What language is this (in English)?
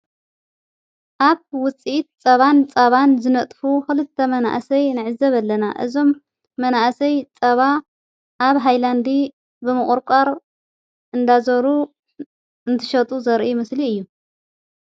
Tigrinya